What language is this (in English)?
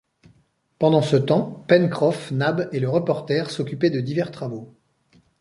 French